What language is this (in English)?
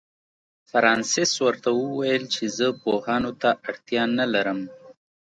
Pashto